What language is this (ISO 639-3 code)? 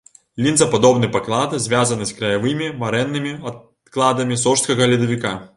bel